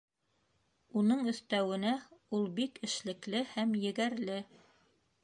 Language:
Bashkir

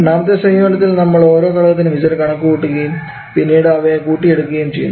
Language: Malayalam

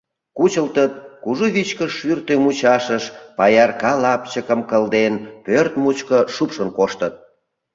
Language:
Mari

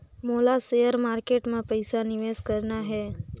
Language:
Chhattisgarhi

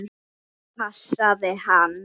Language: Icelandic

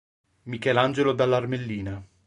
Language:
Italian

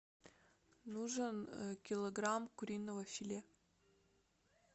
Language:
Russian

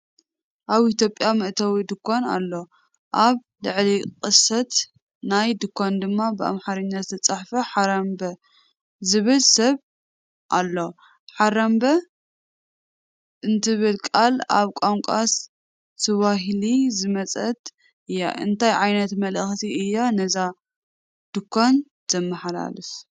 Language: Tigrinya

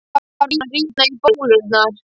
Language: Icelandic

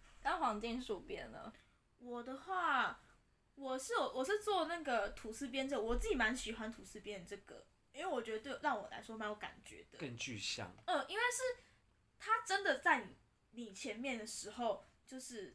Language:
Chinese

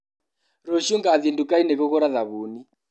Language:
Kikuyu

